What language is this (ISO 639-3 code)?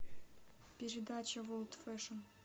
rus